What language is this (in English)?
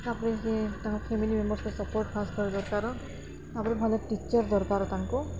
Odia